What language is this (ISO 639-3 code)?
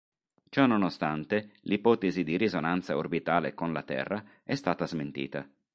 ita